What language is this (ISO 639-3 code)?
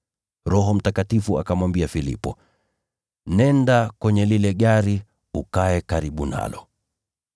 swa